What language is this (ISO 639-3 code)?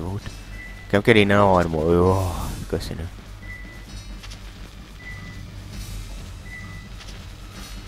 hun